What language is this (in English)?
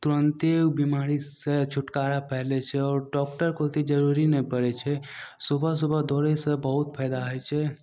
Maithili